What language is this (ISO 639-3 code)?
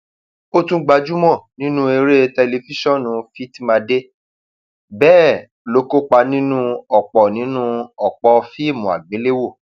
yor